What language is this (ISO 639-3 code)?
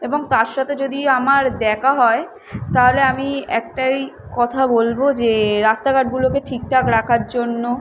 ben